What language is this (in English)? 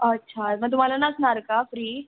Marathi